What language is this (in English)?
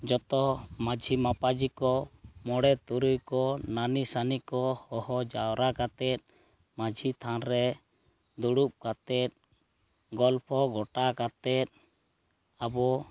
Santali